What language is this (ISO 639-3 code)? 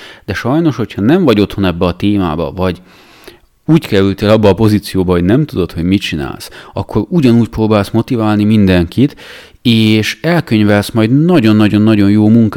hun